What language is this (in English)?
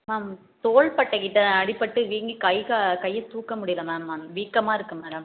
Tamil